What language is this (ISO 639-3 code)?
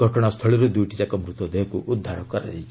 ori